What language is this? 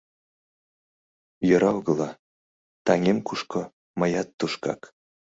Mari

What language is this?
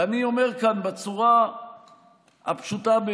Hebrew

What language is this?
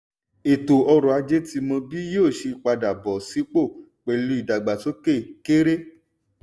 Yoruba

